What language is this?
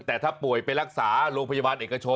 Thai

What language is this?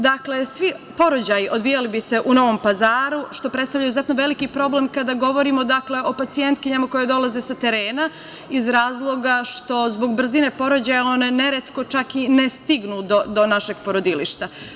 Serbian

